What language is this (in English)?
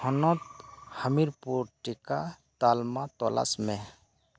Santali